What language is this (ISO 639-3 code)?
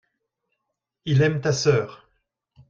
fra